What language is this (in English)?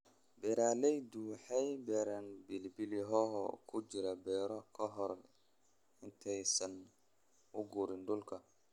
Somali